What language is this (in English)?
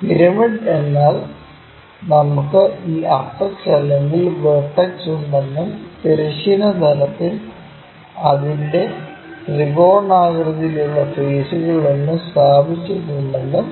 Malayalam